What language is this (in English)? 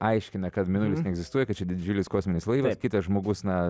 Lithuanian